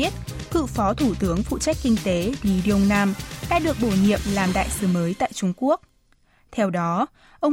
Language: Vietnamese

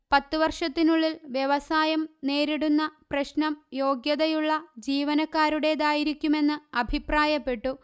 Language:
Malayalam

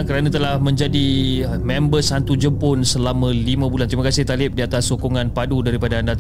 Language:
Malay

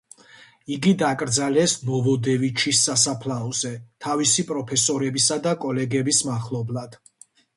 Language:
Georgian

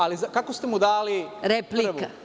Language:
Serbian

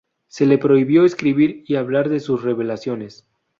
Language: Spanish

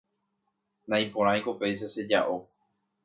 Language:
Guarani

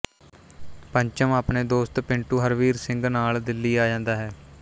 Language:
Punjabi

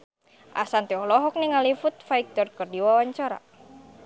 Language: Sundanese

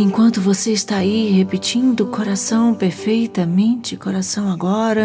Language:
Portuguese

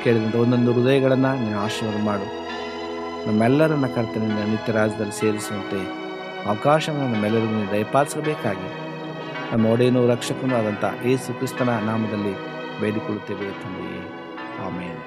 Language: Kannada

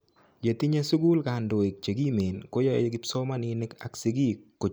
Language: Kalenjin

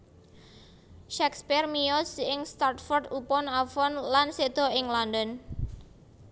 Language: Javanese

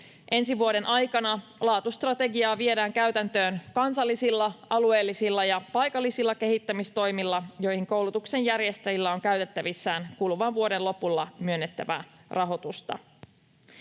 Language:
Finnish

